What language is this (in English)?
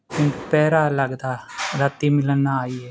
Punjabi